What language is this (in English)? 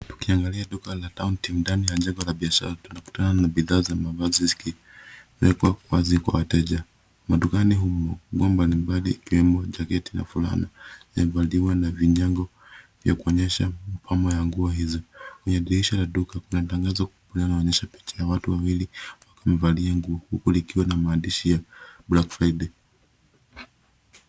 Swahili